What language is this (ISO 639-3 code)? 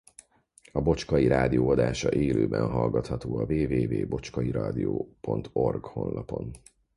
hun